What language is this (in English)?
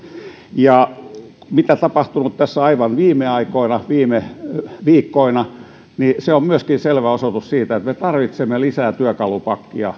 Finnish